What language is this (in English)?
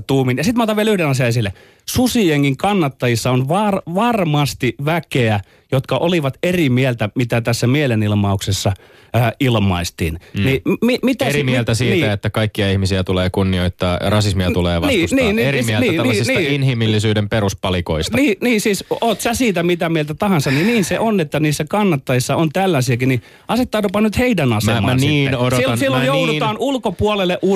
Finnish